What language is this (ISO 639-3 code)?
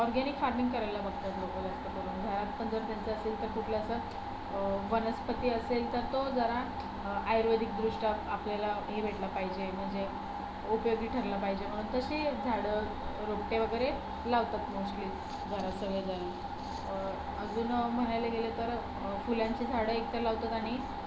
mar